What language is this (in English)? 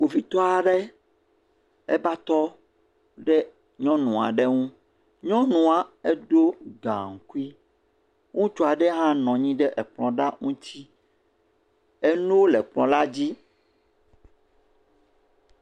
Ewe